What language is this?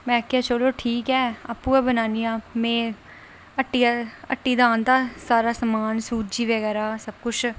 Dogri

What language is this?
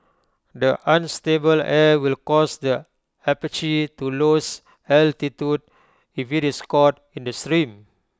English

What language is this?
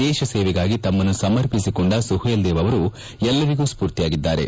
Kannada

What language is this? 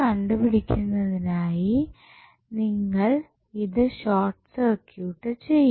Malayalam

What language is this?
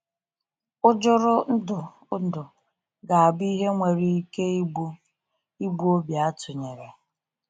Igbo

